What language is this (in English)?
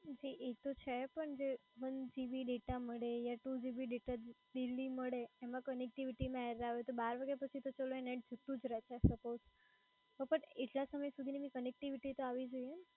Gujarati